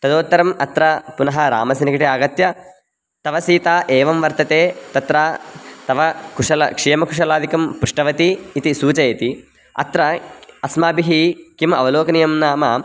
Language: Sanskrit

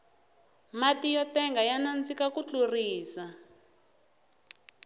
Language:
Tsonga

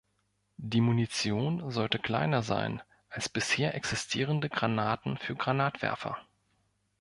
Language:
German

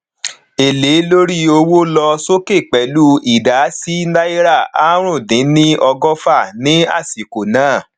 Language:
Yoruba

